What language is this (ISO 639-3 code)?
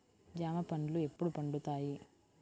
tel